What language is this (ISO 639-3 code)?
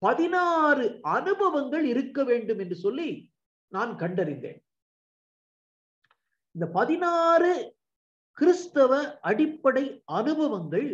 tam